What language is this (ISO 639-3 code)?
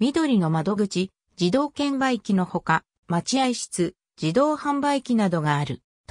jpn